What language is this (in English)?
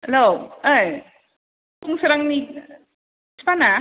Bodo